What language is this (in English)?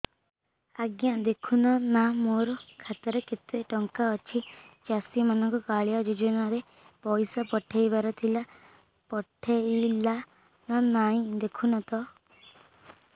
Odia